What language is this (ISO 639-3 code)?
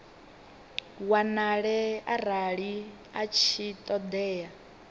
ven